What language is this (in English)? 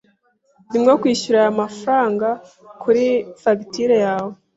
Kinyarwanda